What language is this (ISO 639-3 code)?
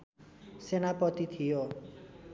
nep